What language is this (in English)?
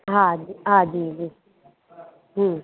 Sindhi